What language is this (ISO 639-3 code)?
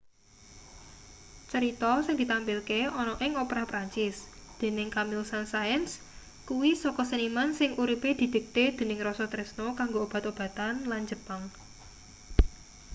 jav